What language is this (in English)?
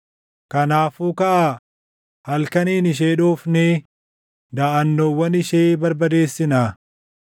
Oromo